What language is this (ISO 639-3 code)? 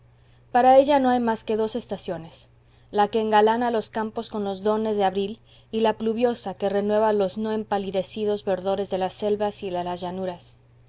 spa